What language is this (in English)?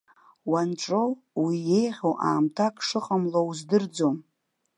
Abkhazian